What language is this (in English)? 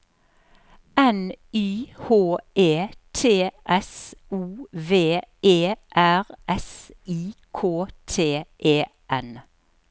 Norwegian